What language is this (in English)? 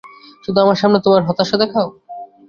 Bangla